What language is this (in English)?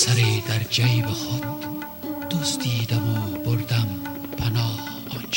Persian